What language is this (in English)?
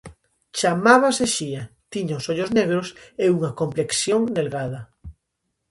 Galician